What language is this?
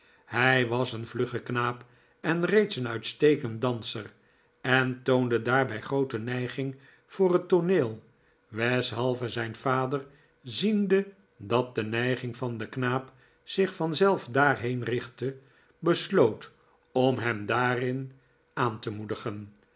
Dutch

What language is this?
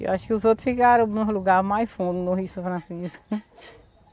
Portuguese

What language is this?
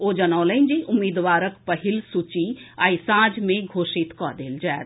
Maithili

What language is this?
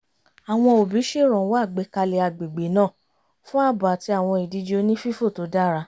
Yoruba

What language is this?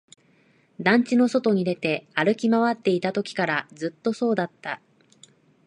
Japanese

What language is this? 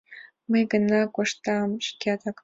Mari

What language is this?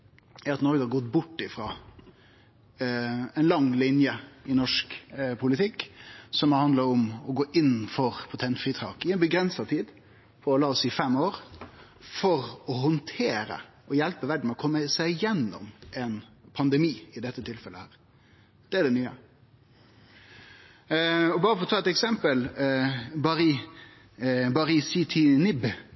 Norwegian Nynorsk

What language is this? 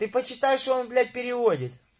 Russian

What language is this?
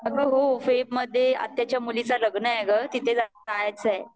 Marathi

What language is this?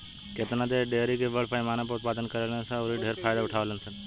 Bhojpuri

